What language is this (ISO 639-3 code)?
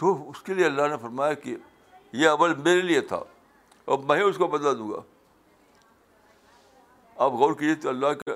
urd